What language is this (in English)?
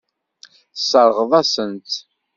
Kabyle